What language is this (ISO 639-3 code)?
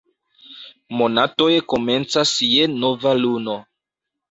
epo